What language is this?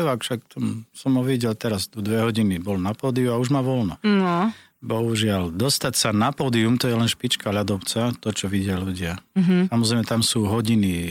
Slovak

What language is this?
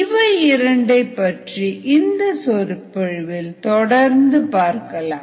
Tamil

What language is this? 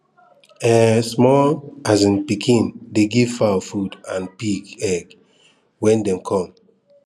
Nigerian Pidgin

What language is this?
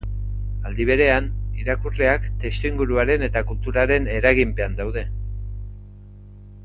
Basque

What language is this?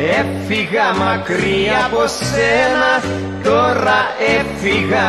Greek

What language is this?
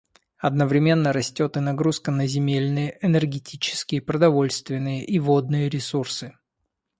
Russian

